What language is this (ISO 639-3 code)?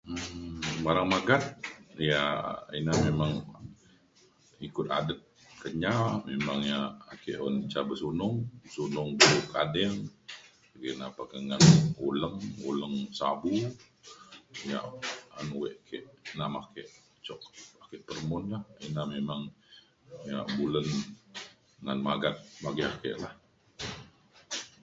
xkl